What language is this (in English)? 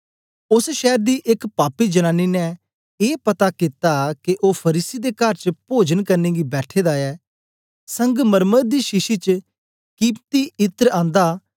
Dogri